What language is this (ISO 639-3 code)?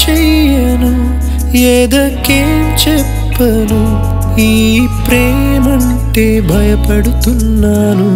ron